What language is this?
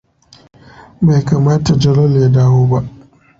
Hausa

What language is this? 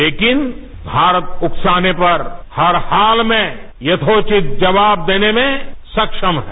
Hindi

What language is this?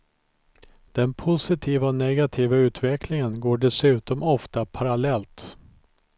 Swedish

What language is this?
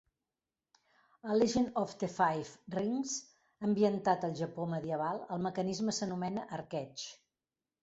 Catalan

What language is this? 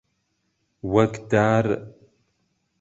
Central Kurdish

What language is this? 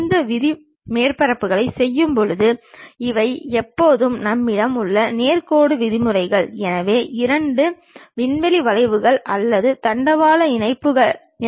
Tamil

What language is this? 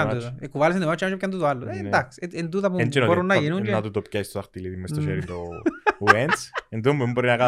Greek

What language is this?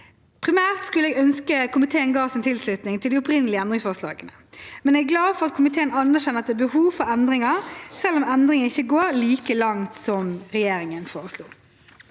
Norwegian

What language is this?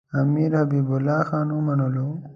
Pashto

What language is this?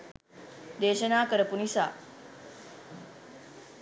Sinhala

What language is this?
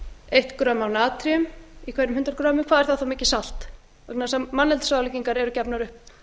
Icelandic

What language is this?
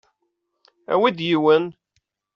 Kabyle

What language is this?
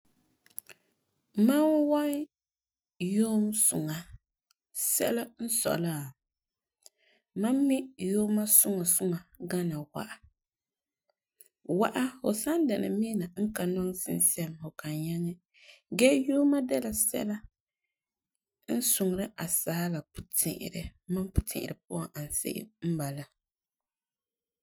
Frafra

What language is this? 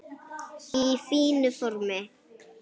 Icelandic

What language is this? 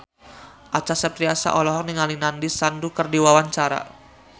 Sundanese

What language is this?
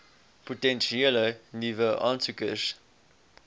Afrikaans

